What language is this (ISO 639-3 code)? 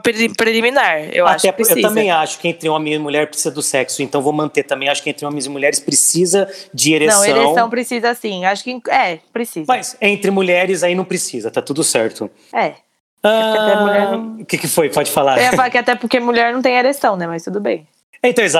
por